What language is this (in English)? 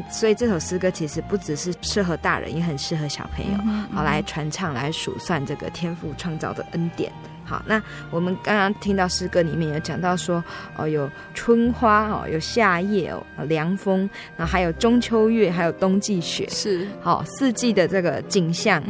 Chinese